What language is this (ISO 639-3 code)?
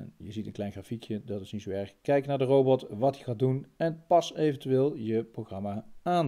nld